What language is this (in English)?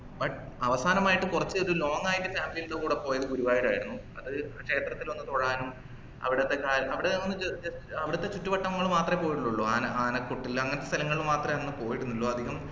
Malayalam